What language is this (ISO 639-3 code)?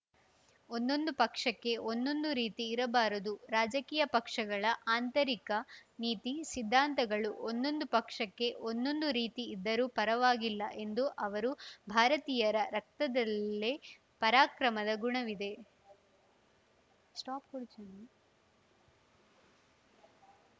kan